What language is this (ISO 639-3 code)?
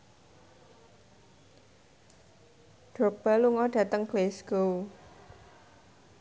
jav